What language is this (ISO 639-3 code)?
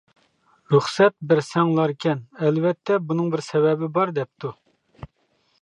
uig